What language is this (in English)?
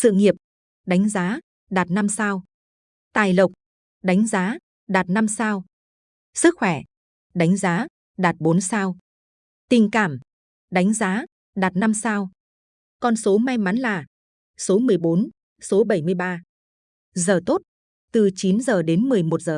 Vietnamese